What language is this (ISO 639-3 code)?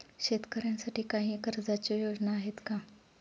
mar